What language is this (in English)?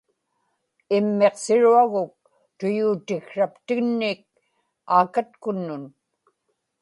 Inupiaq